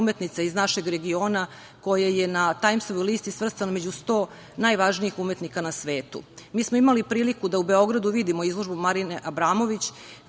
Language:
Serbian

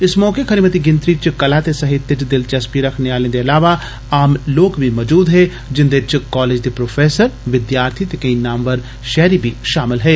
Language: Dogri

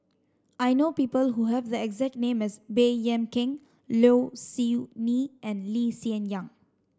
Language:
English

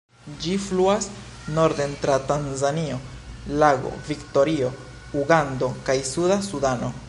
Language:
Esperanto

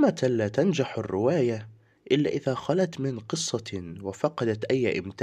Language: Arabic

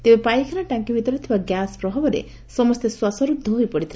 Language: Odia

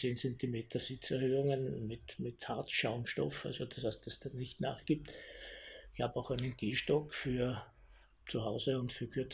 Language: German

